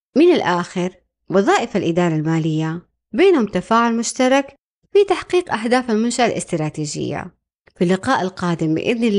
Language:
Arabic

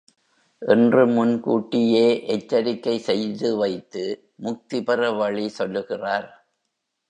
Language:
Tamil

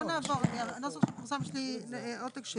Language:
Hebrew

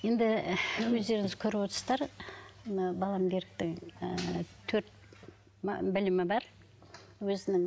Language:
Kazakh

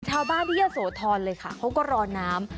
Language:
Thai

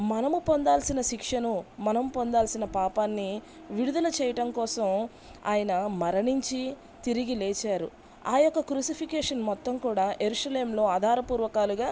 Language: Telugu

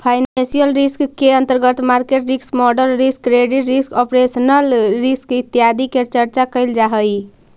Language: Magahi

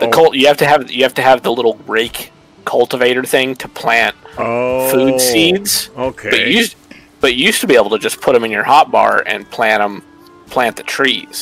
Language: English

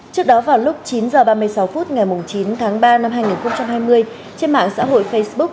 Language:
Vietnamese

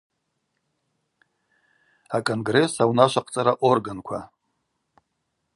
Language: Abaza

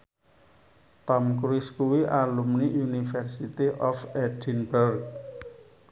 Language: Javanese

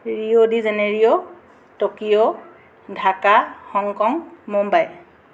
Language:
Assamese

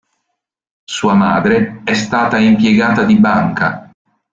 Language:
Italian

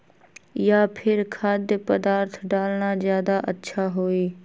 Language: Magahi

